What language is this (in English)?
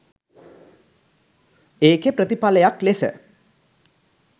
Sinhala